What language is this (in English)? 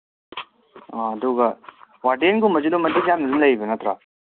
Manipuri